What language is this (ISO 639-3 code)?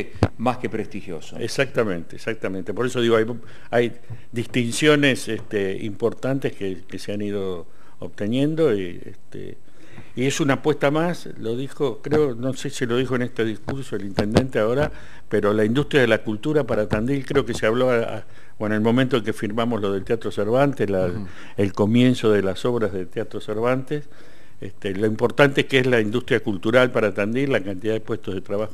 spa